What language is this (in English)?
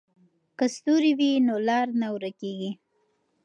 Pashto